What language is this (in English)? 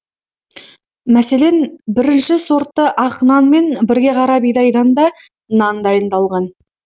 Kazakh